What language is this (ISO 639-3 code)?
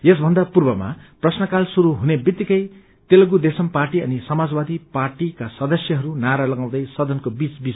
nep